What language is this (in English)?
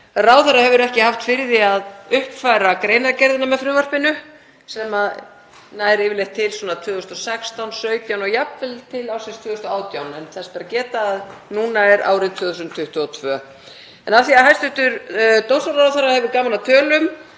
Icelandic